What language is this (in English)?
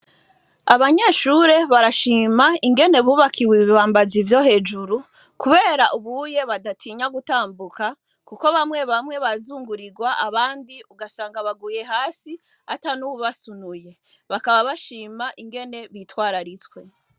Rundi